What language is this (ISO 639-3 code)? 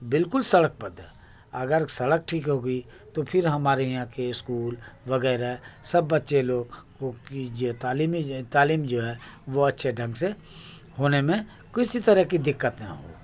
urd